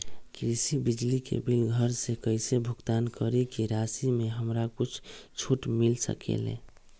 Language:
Magahi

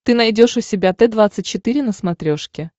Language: Russian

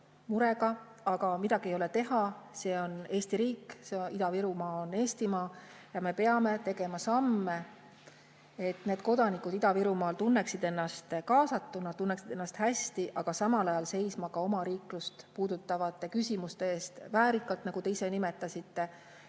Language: Estonian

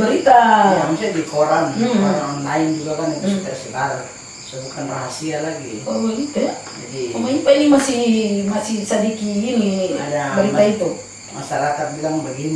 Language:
Indonesian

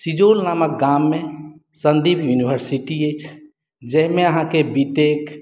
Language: Maithili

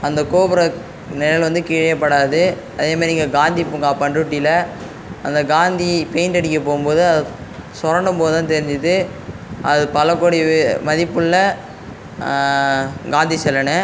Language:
Tamil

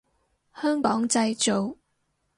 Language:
Cantonese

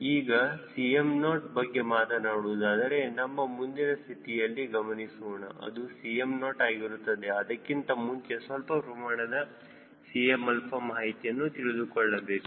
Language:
Kannada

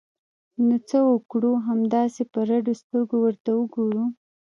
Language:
Pashto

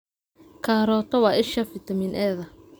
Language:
Somali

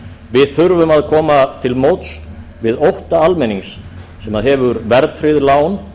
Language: Icelandic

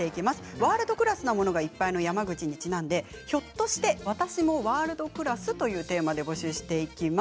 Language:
Japanese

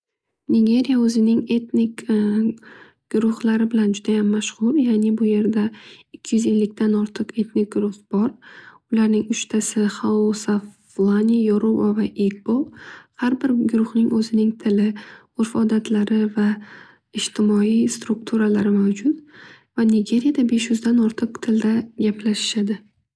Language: Uzbek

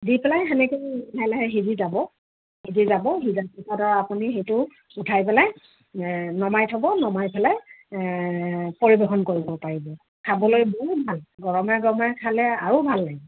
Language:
Assamese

